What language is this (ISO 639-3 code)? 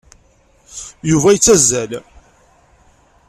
kab